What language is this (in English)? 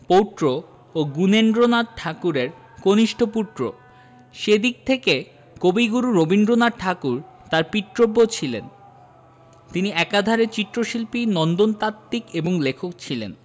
Bangla